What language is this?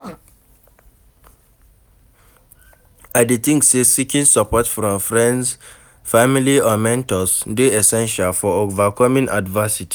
Nigerian Pidgin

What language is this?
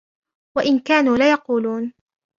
Arabic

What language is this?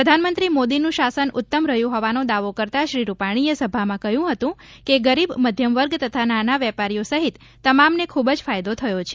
Gujarati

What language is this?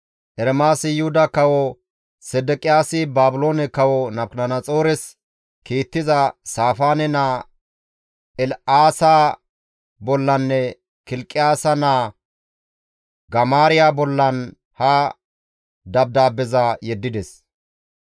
Gamo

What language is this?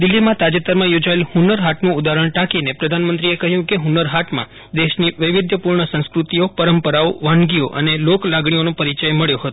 Gujarati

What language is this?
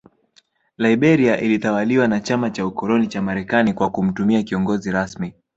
Swahili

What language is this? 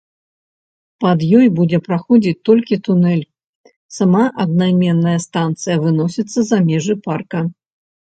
Belarusian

